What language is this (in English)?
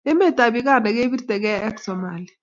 Kalenjin